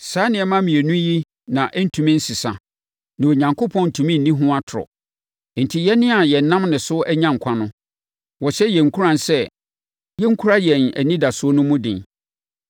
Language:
Akan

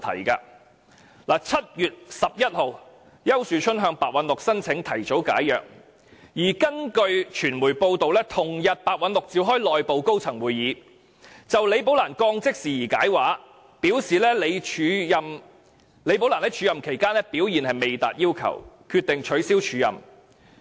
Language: Cantonese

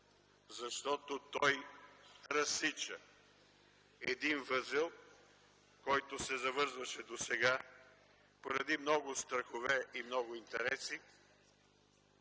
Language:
Bulgarian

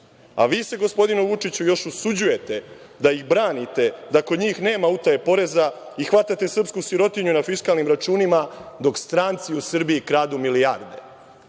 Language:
Serbian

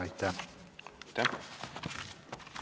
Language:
Estonian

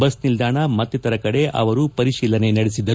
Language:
Kannada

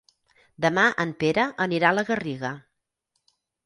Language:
Catalan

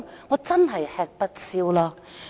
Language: Cantonese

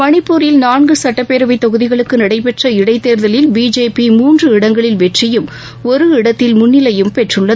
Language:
Tamil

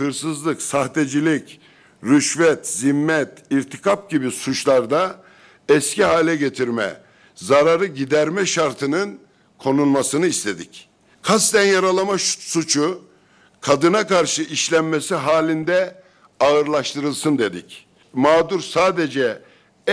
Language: Turkish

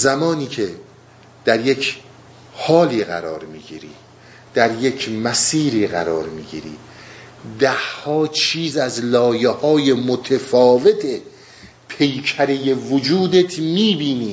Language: Persian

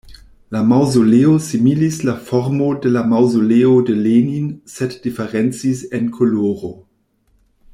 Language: Esperanto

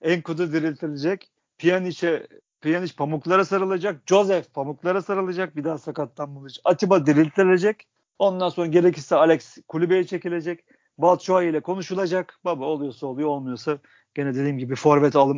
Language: Turkish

